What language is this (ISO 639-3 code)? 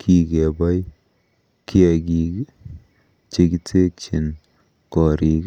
kln